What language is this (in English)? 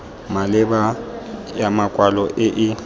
Tswana